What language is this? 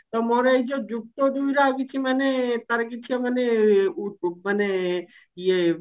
Odia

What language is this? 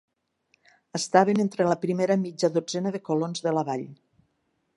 Catalan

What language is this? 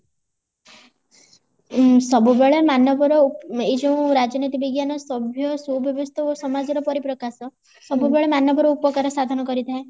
Odia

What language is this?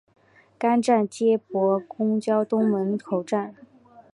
Chinese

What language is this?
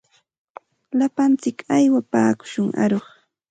Santa Ana de Tusi Pasco Quechua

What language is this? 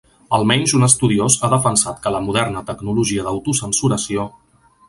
Catalan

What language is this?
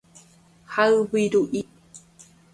Guarani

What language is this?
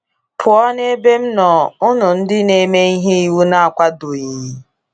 Igbo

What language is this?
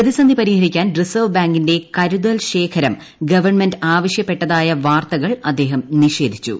Malayalam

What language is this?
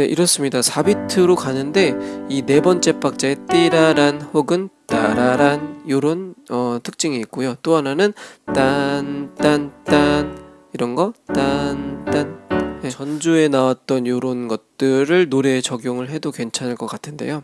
Korean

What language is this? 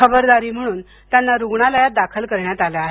Marathi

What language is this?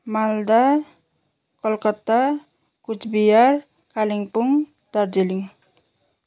Nepali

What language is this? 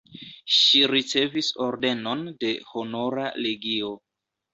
Esperanto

